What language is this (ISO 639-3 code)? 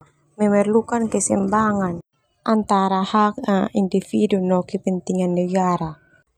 twu